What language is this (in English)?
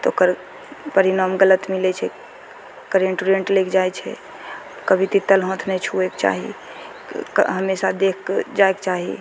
Maithili